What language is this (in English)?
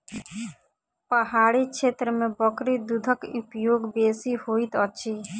Maithili